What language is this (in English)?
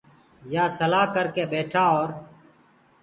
Gurgula